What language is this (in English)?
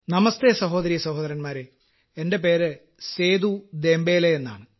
Malayalam